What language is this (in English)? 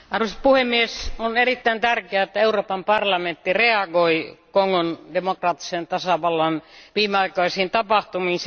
Finnish